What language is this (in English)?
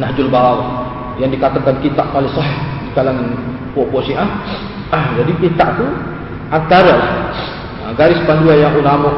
Malay